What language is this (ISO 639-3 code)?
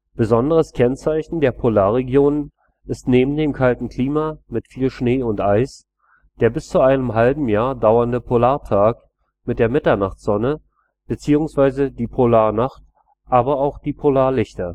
deu